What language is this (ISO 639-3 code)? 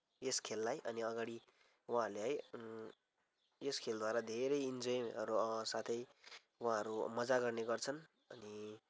nep